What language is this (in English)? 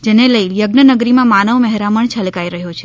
Gujarati